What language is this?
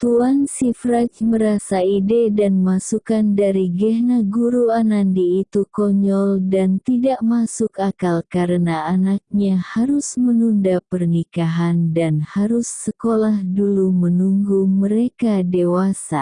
Indonesian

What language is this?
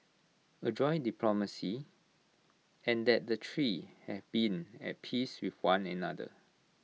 English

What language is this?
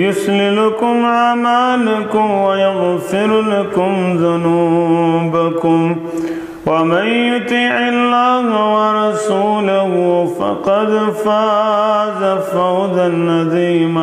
Arabic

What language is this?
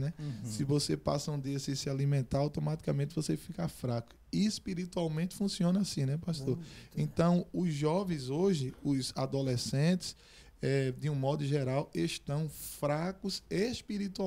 Portuguese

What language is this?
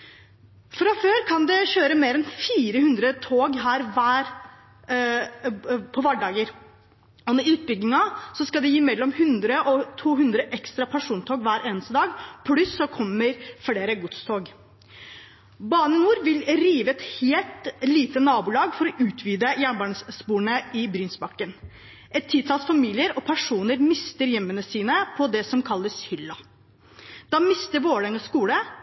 Norwegian Bokmål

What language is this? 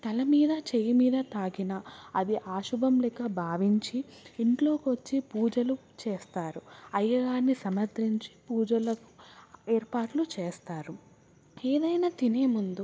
Telugu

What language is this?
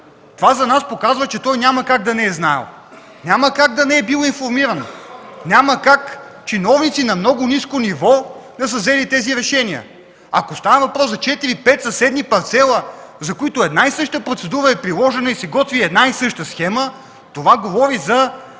Bulgarian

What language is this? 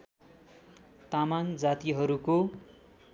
Nepali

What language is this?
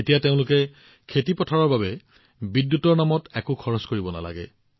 Assamese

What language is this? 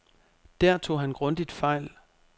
Danish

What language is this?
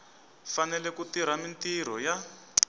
Tsonga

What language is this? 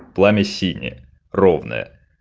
Russian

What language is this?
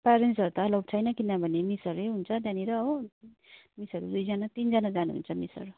Nepali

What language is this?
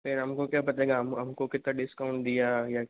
Hindi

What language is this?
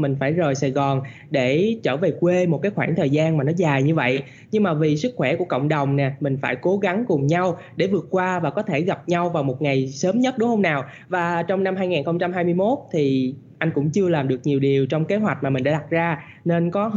Vietnamese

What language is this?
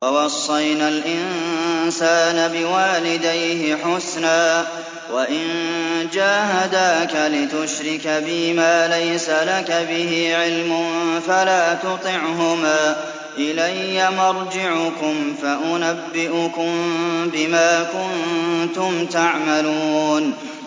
Arabic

